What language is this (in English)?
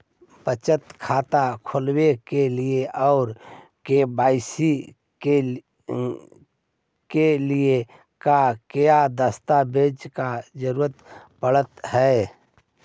Magahi